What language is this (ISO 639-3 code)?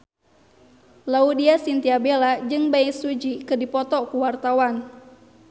sun